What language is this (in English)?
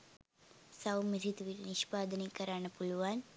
Sinhala